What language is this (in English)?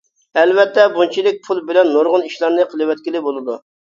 Uyghur